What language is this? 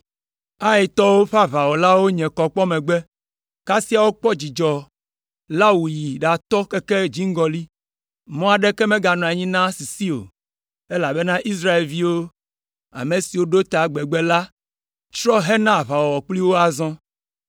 Ewe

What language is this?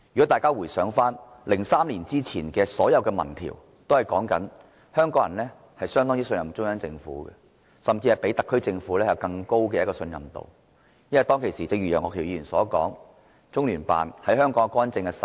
Cantonese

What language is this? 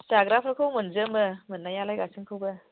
Bodo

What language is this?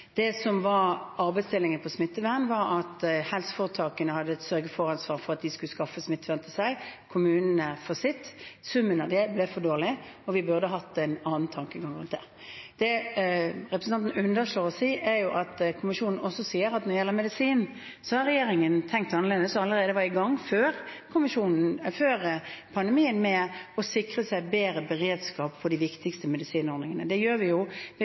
Norwegian Bokmål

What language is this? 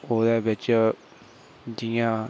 Dogri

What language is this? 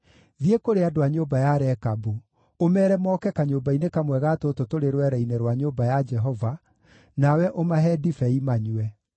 Kikuyu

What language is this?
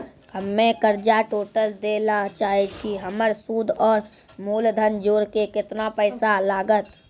Maithili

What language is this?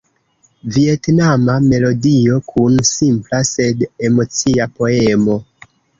Esperanto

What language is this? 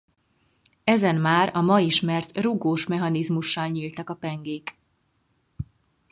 Hungarian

